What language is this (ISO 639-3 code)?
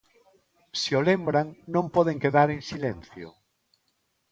glg